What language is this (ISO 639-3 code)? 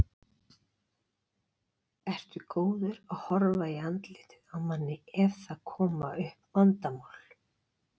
isl